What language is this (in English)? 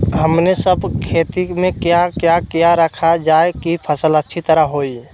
Magahi